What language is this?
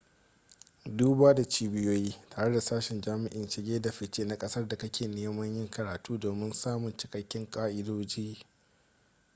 Hausa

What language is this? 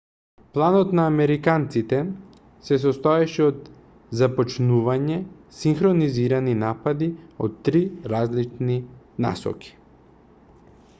Macedonian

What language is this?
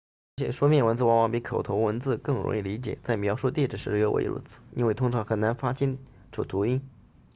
Chinese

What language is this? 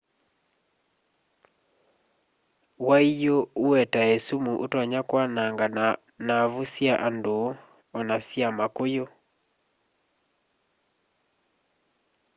Kamba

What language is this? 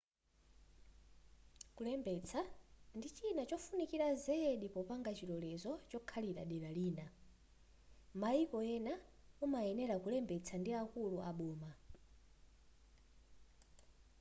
Nyanja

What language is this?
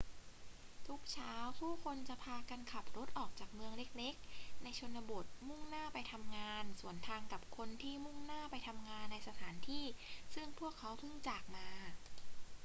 Thai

